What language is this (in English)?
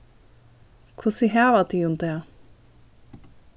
Faroese